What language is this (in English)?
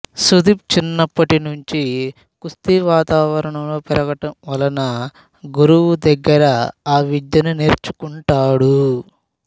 Telugu